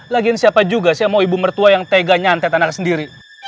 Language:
Indonesian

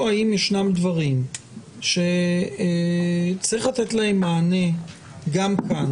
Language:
Hebrew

